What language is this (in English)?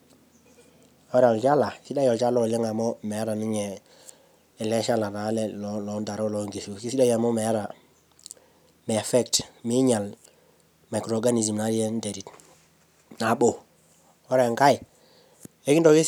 Masai